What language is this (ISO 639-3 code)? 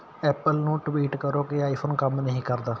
pan